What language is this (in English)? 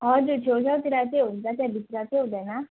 Nepali